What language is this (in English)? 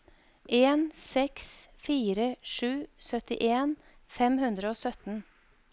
Norwegian